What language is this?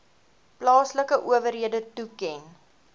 Afrikaans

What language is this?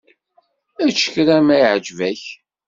Kabyle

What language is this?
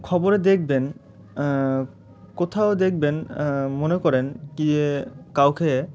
Bangla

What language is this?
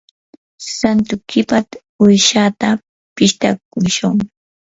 Yanahuanca Pasco Quechua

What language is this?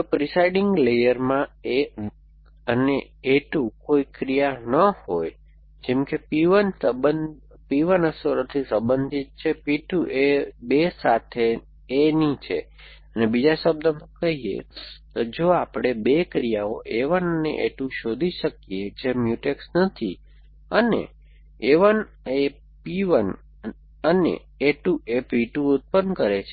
Gujarati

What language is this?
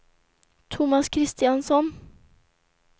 Swedish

